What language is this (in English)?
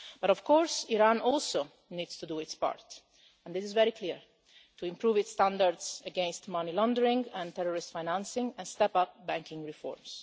English